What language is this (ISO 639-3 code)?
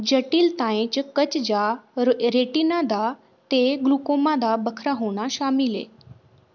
doi